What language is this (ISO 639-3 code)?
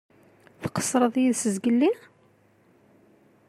kab